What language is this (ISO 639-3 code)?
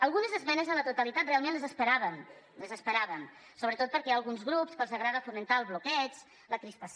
cat